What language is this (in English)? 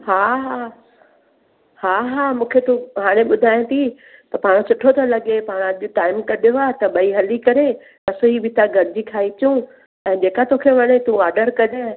Sindhi